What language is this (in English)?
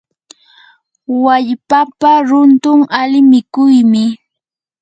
Yanahuanca Pasco Quechua